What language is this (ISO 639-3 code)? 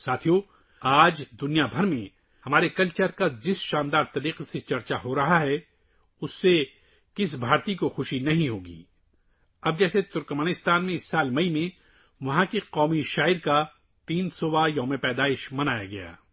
urd